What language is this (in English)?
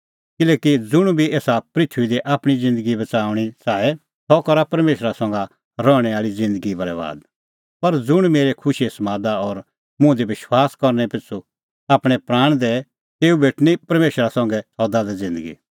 Kullu Pahari